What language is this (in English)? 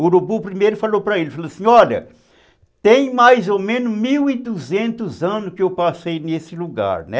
Portuguese